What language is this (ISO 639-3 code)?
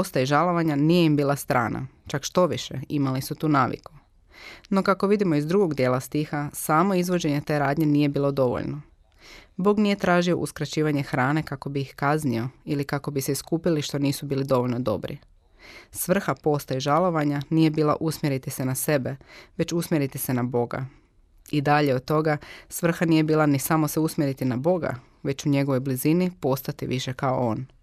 hrv